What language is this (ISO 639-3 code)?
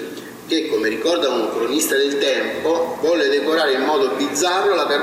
nld